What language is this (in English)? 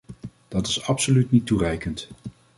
Dutch